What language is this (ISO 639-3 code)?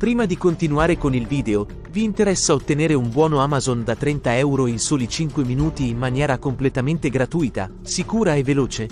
ita